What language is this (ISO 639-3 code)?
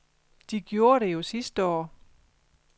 dan